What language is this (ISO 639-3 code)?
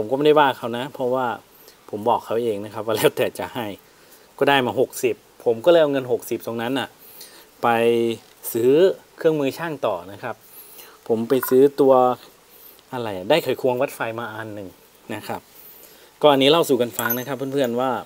tha